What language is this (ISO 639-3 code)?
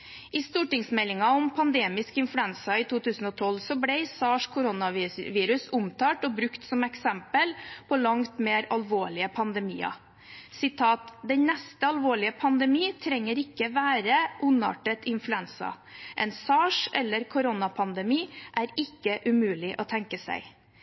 nob